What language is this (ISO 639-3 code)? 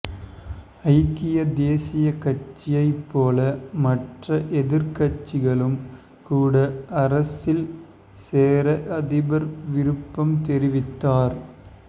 tam